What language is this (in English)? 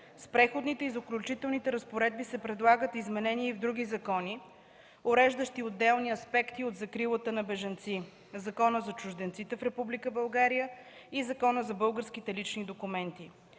Bulgarian